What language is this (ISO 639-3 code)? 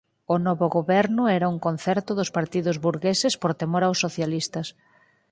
glg